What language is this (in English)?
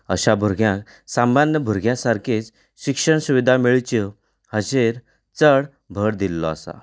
Konkani